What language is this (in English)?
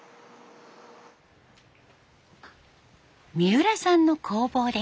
Japanese